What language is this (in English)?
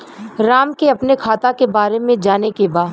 Bhojpuri